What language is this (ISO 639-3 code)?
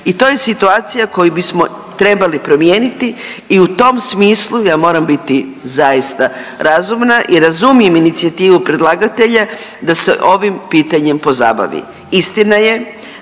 hrv